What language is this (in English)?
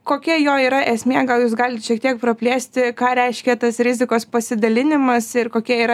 Lithuanian